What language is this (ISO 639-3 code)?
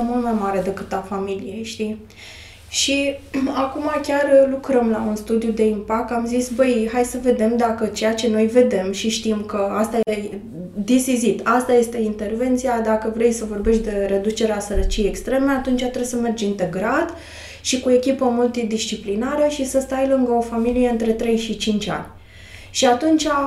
ron